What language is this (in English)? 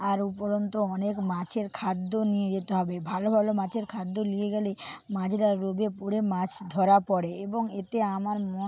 Bangla